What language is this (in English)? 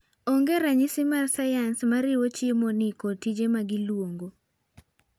Luo (Kenya and Tanzania)